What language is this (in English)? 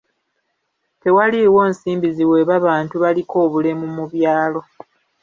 Ganda